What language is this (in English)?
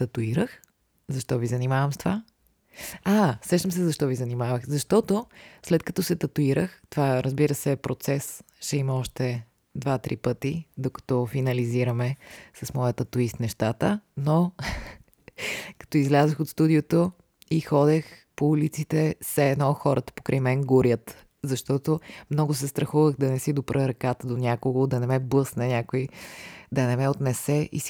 Bulgarian